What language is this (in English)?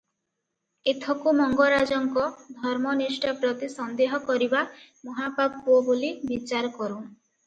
Odia